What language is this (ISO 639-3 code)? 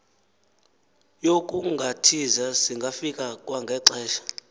xho